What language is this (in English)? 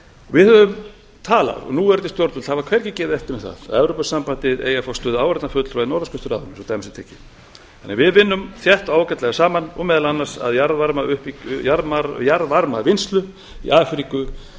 Icelandic